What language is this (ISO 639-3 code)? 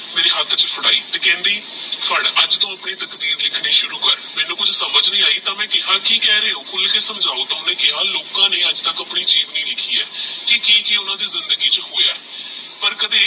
pan